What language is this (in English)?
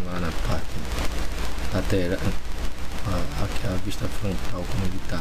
Portuguese